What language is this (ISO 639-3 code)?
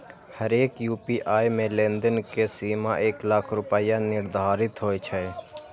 mai